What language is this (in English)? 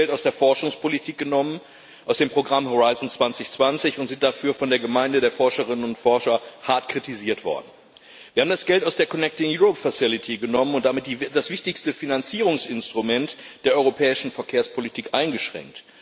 German